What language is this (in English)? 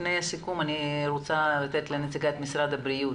Hebrew